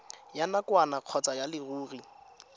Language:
Tswana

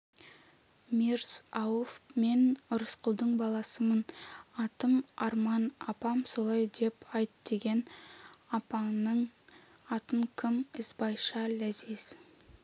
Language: Kazakh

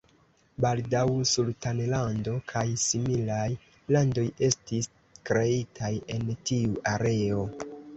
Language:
Esperanto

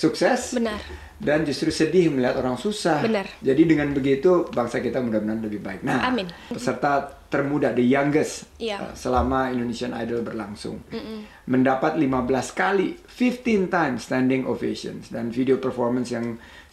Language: Indonesian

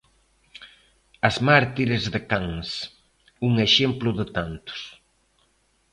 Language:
Galician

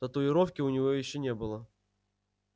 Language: Russian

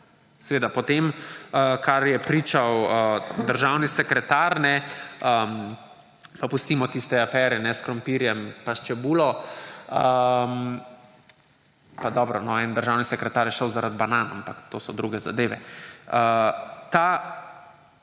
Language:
Slovenian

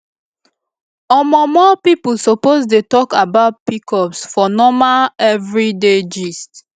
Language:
Nigerian Pidgin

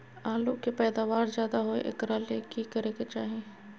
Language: Magahi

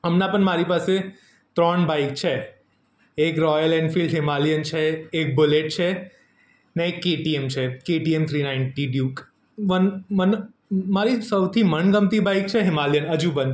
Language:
Gujarati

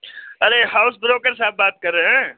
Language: Urdu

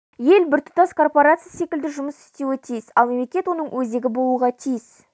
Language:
Kazakh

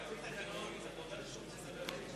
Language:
Hebrew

